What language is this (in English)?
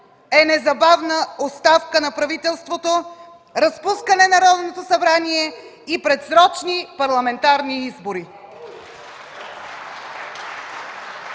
Bulgarian